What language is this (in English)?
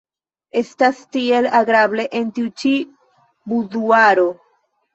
Esperanto